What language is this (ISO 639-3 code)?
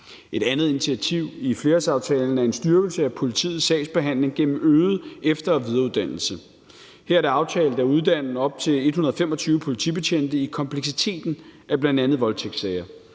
dan